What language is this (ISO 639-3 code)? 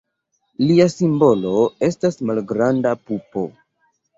epo